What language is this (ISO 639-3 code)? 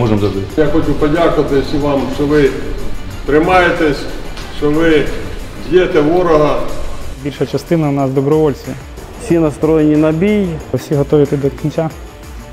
ukr